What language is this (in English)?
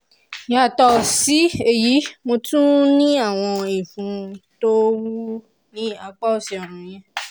Yoruba